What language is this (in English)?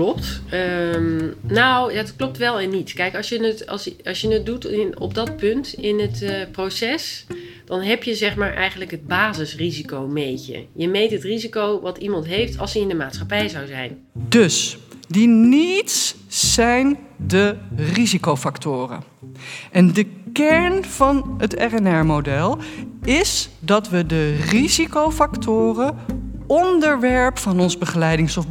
Dutch